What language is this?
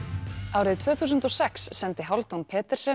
Icelandic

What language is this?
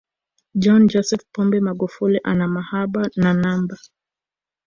Swahili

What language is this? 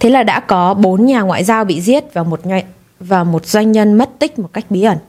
Vietnamese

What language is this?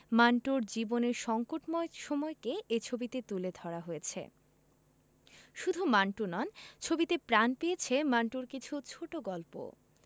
Bangla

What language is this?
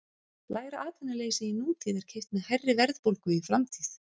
Icelandic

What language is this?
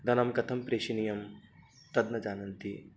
Sanskrit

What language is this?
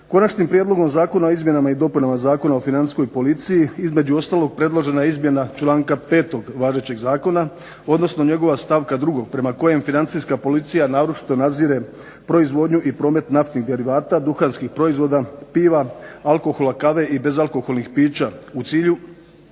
Croatian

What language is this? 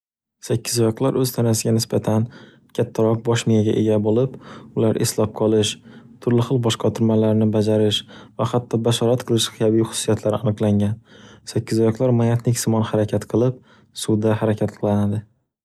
Uzbek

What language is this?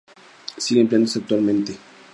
Spanish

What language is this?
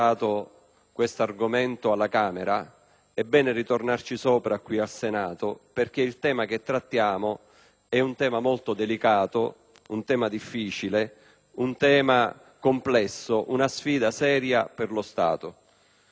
Italian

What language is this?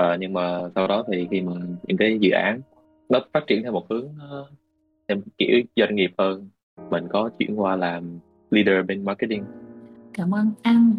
Vietnamese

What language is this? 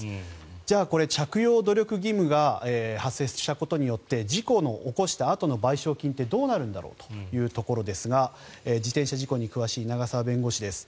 Japanese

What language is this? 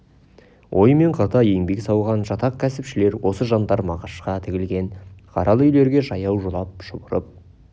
Kazakh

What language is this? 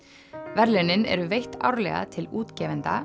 Icelandic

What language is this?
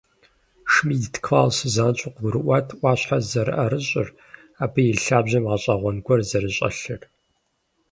Kabardian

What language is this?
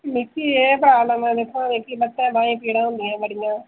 Dogri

